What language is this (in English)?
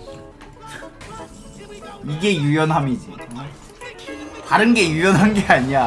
Korean